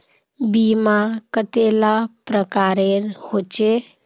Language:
Magahi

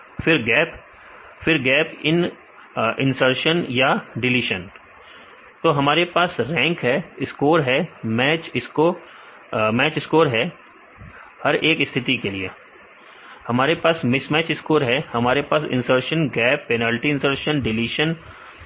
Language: Hindi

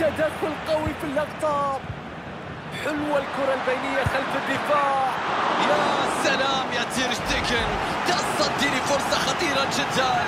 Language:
Arabic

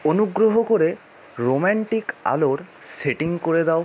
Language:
Bangla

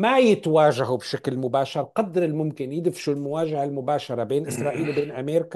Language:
Arabic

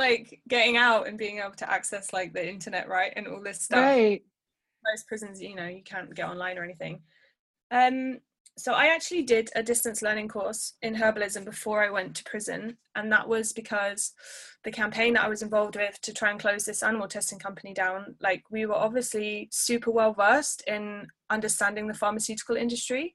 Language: English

